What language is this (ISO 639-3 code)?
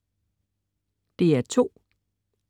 dan